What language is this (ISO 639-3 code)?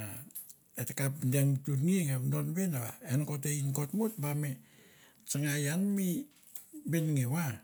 tbf